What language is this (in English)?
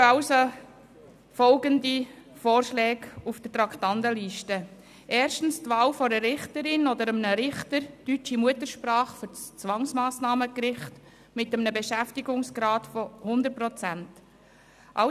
Swiss German